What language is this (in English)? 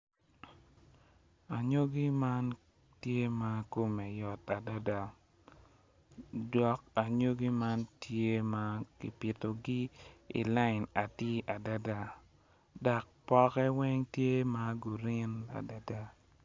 Acoli